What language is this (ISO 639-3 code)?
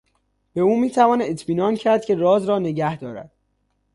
fas